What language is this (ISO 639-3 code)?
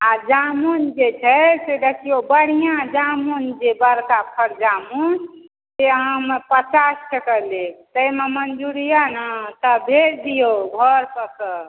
mai